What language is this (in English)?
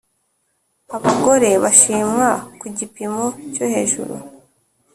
Kinyarwanda